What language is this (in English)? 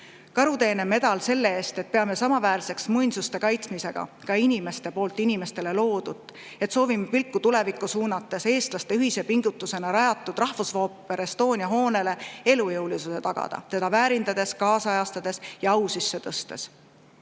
Estonian